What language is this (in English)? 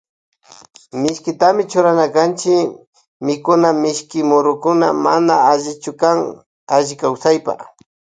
Loja Highland Quichua